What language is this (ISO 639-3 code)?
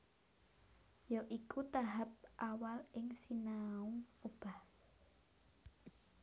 jav